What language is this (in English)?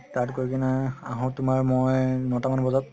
Assamese